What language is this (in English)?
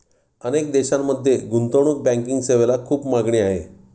Marathi